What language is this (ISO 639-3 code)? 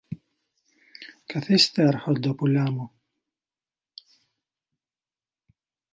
ell